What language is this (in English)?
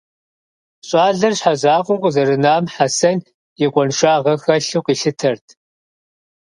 Kabardian